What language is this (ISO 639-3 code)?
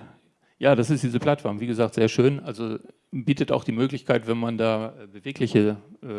deu